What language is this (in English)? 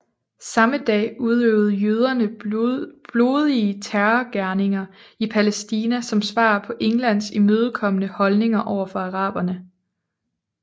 Danish